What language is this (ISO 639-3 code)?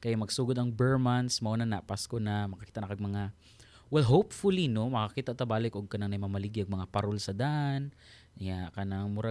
fil